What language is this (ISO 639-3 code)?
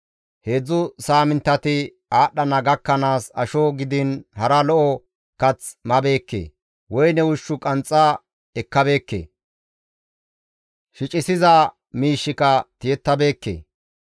gmv